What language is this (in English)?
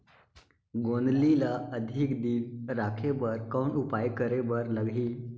Chhattisgarhi